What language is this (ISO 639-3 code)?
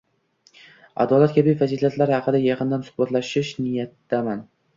uzb